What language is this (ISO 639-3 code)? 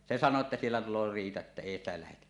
fin